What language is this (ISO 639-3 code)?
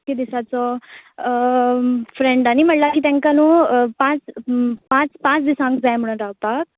kok